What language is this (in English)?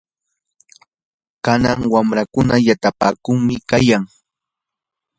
Yanahuanca Pasco Quechua